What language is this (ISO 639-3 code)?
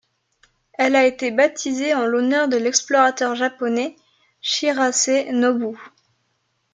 fra